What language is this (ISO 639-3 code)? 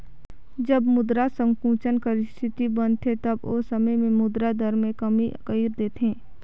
hne